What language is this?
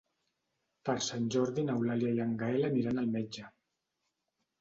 Catalan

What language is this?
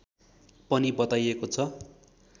Nepali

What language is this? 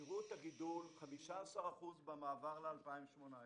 Hebrew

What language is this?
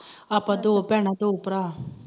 Punjabi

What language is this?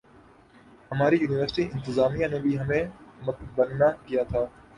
Urdu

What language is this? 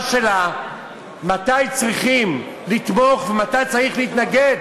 Hebrew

